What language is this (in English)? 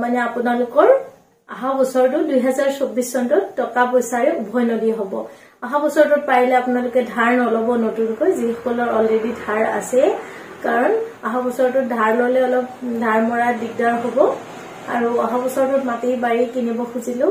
Bangla